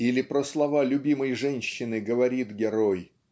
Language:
Russian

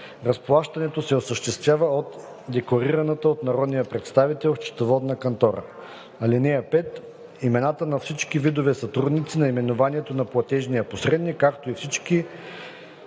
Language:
Bulgarian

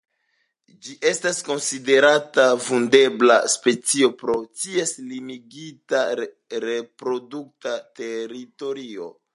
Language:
Esperanto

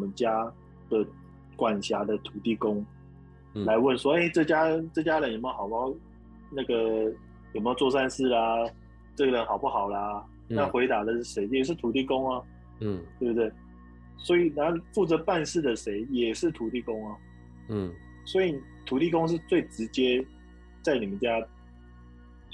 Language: Chinese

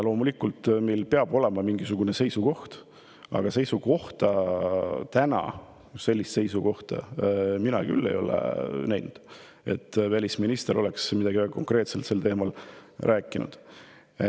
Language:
Estonian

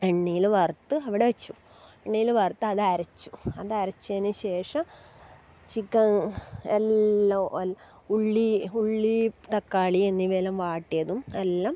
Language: Malayalam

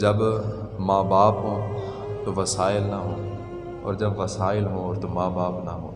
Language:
Urdu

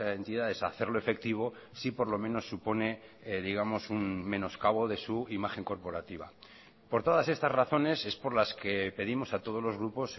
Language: Spanish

